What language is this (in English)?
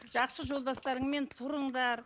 Kazakh